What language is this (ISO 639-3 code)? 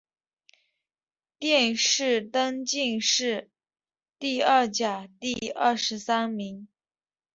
zho